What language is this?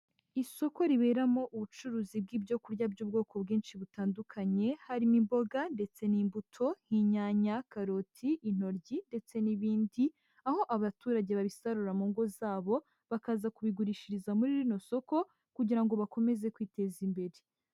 Kinyarwanda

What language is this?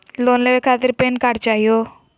Magahi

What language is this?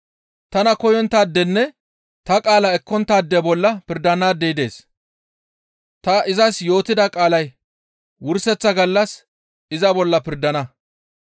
Gamo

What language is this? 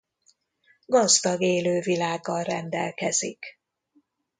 Hungarian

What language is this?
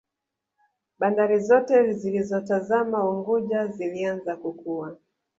Swahili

